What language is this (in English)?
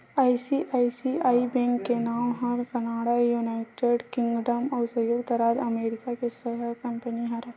Chhattisgarhi